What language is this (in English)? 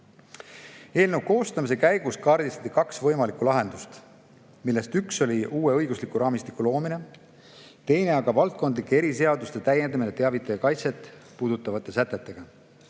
Estonian